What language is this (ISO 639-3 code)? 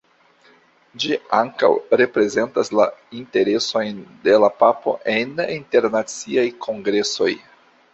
epo